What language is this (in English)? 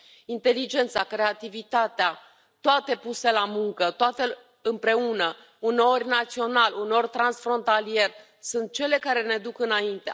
Romanian